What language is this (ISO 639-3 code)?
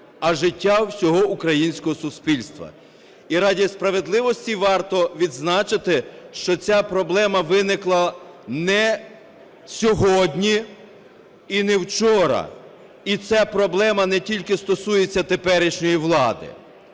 ukr